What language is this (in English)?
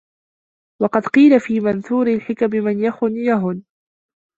Arabic